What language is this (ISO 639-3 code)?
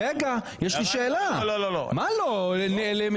heb